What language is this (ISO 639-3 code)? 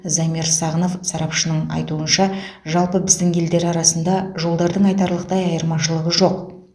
kaz